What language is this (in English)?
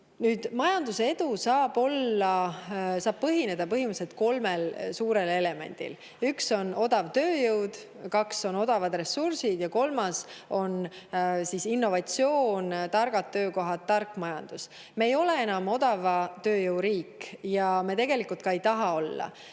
Estonian